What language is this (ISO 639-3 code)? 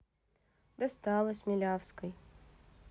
rus